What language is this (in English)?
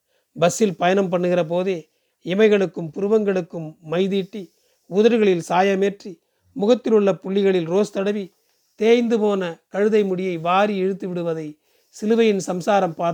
Tamil